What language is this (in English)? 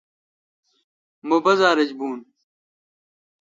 Kalkoti